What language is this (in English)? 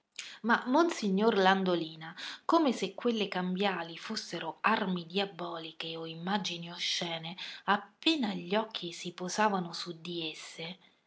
Italian